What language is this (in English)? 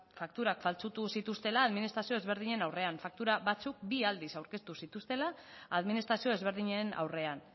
Basque